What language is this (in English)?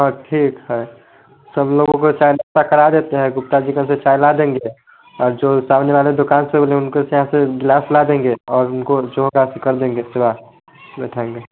Hindi